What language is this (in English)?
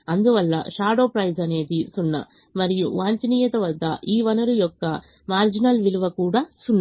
Telugu